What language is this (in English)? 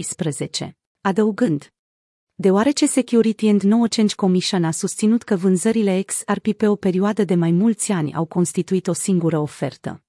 Romanian